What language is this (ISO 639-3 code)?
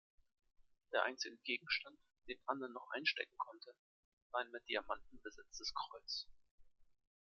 deu